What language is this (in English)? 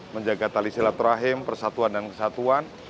Indonesian